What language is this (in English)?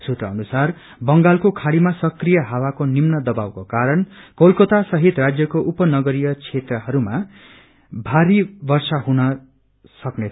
Nepali